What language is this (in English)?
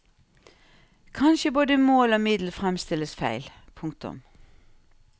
Norwegian